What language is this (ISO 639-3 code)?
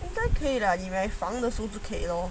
eng